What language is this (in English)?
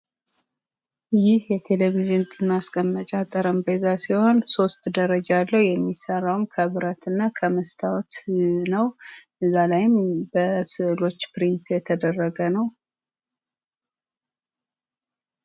Amharic